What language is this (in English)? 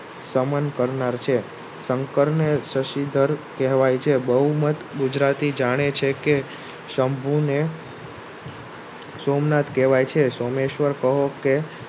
Gujarati